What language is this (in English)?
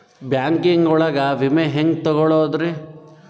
Kannada